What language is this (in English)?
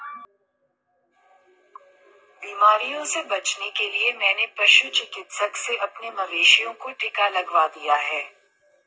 Hindi